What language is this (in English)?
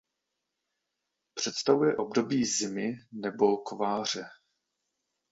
Czech